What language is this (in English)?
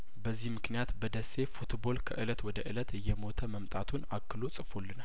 Amharic